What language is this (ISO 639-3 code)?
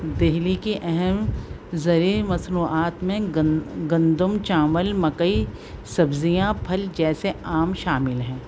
urd